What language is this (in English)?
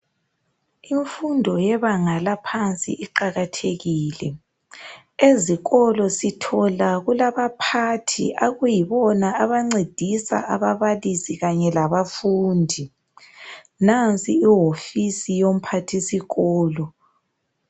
North Ndebele